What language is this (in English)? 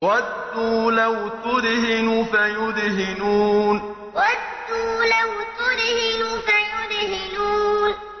Arabic